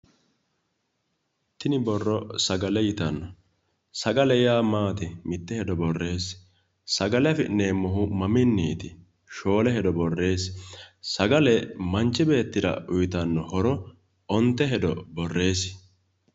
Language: Sidamo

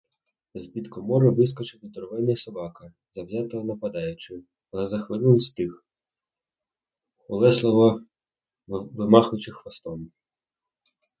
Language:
Ukrainian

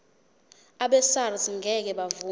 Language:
Zulu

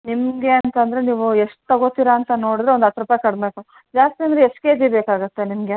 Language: Kannada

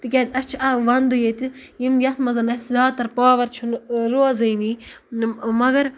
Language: Kashmiri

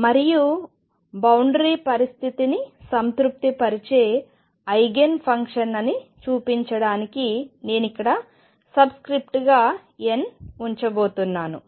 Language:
Telugu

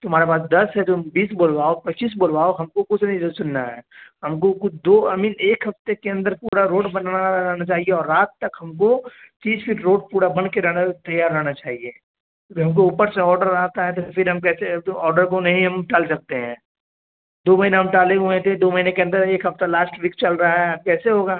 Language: Urdu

